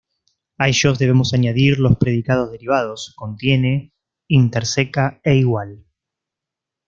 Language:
Spanish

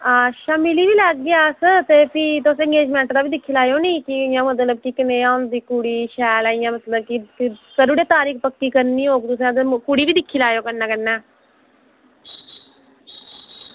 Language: Dogri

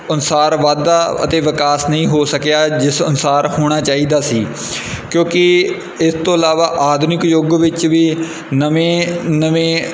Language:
Punjabi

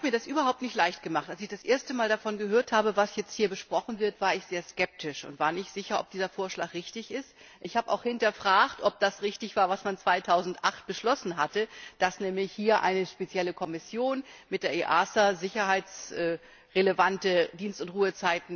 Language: German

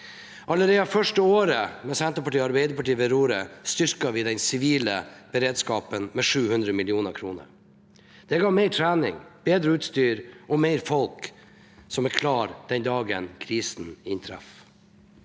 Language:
Norwegian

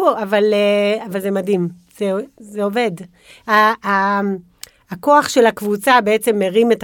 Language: Hebrew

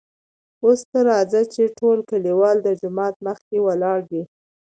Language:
Pashto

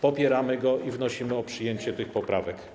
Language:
Polish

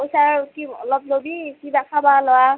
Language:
Assamese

